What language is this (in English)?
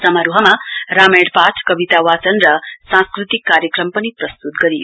Nepali